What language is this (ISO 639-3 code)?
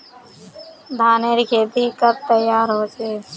mag